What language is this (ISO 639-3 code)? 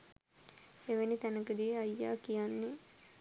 sin